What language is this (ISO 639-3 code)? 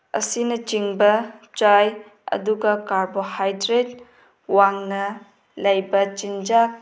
mni